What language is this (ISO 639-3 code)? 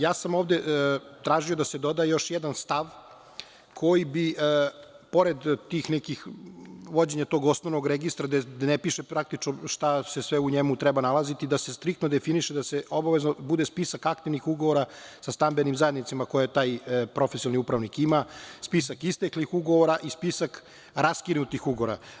srp